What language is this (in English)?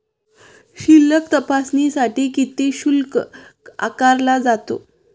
Marathi